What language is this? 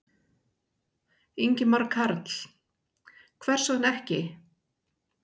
Icelandic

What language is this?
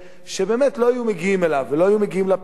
Hebrew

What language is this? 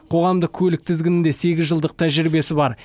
Kazakh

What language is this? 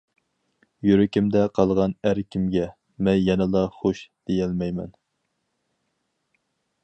Uyghur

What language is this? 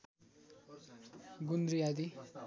Nepali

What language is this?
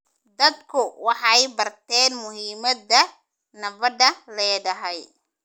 Somali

